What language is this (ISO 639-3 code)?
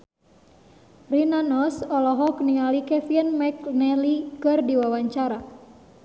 sun